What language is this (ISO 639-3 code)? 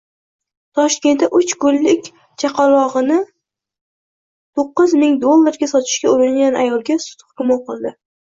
uzb